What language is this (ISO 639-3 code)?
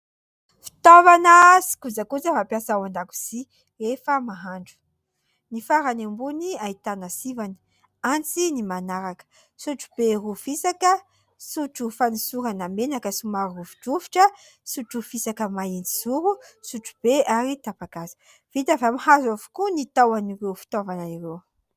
mlg